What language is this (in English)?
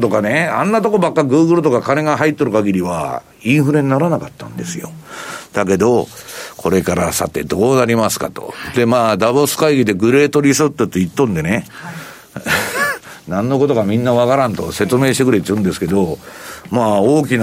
Japanese